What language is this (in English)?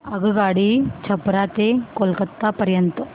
Marathi